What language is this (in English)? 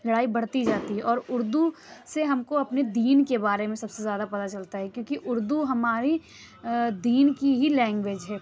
Urdu